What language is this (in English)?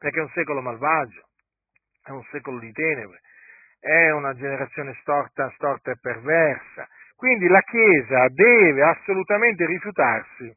Italian